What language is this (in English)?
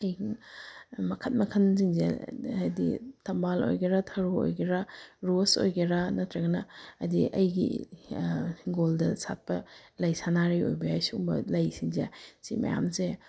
Manipuri